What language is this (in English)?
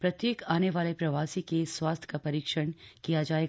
Hindi